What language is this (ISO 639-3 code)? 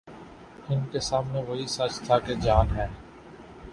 urd